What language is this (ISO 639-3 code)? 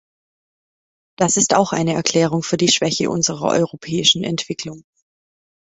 deu